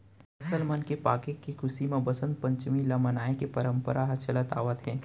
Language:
Chhattisgarhi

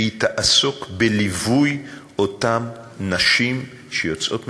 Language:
Hebrew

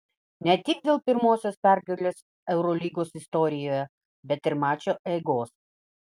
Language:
Lithuanian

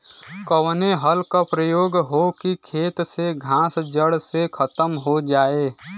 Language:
Bhojpuri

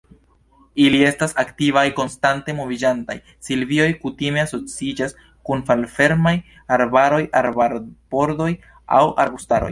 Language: Esperanto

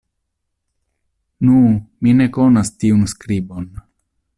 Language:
Esperanto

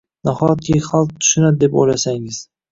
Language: Uzbek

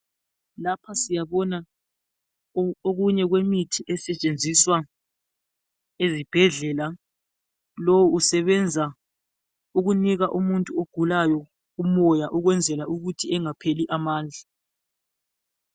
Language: North Ndebele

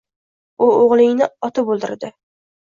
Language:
Uzbek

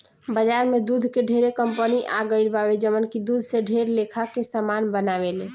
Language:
Bhojpuri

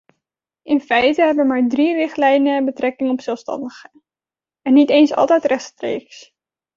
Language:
Dutch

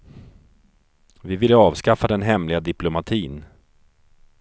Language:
Swedish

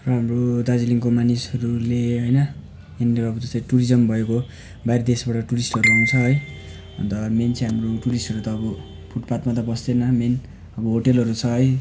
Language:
Nepali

